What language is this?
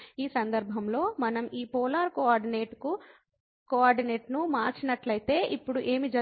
Telugu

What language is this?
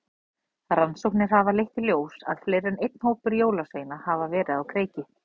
Icelandic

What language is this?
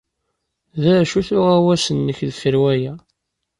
Kabyle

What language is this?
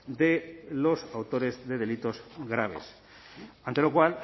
Spanish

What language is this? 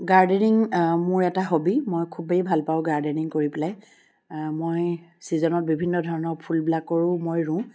Assamese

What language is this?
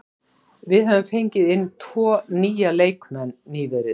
Icelandic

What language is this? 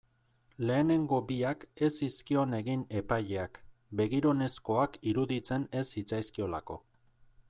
Basque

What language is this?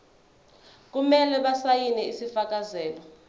Zulu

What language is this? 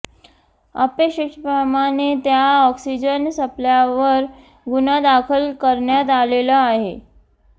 Marathi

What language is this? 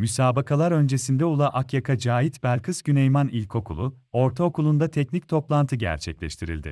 Turkish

